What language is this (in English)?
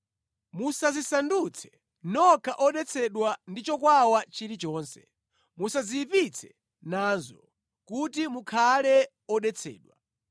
Nyanja